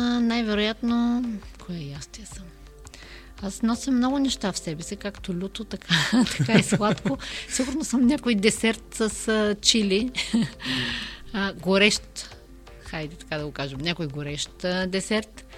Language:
Bulgarian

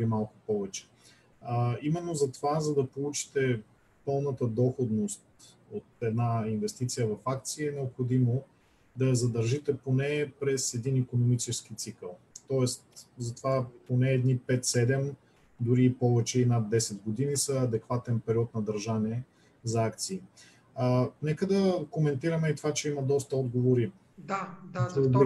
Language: Bulgarian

